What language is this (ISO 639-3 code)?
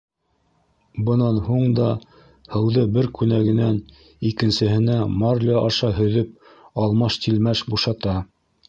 bak